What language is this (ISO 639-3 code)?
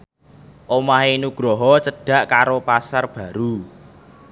jav